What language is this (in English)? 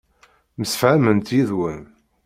Kabyle